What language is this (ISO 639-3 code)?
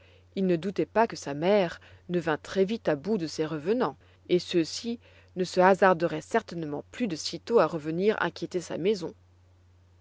fra